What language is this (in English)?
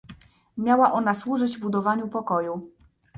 Polish